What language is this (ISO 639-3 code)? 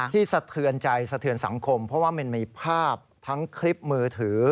tha